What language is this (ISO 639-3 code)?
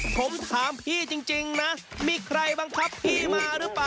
tha